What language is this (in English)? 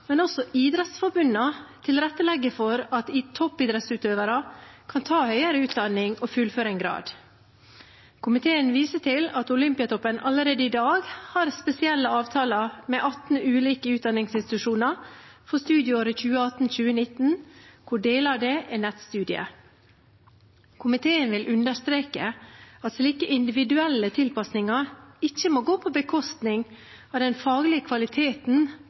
Norwegian Bokmål